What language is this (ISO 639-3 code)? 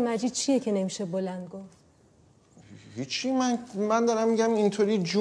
fas